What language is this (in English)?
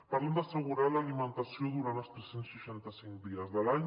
Catalan